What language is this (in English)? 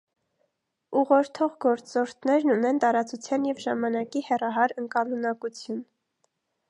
Armenian